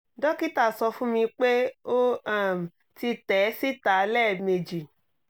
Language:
Yoruba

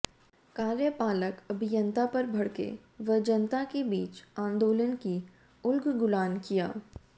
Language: Hindi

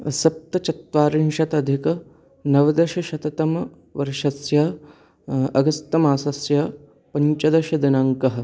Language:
Sanskrit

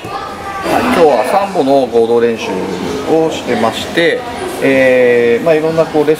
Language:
Japanese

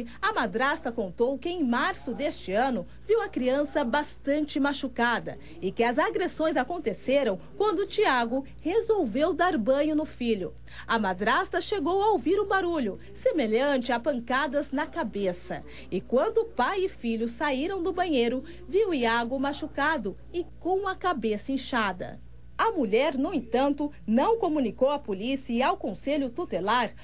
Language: Portuguese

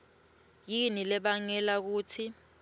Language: Swati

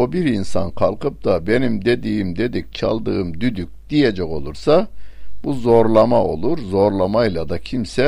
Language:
Turkish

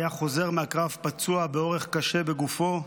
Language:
Hebrew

